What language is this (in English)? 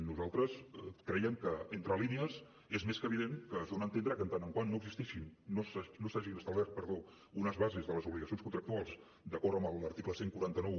Catalan